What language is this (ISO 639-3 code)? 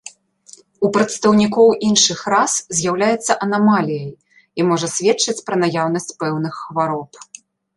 bel